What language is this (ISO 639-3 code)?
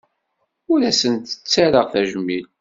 kab